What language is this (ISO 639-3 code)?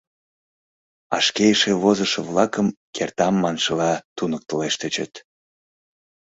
chm